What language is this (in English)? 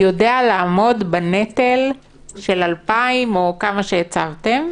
Hebrew